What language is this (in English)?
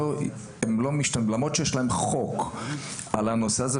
Hebrew